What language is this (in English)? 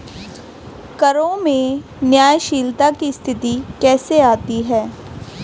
Hindi